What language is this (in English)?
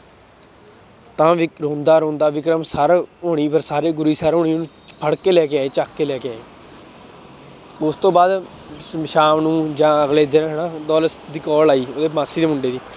Punjabi